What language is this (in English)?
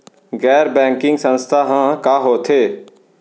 Chhattisgarhi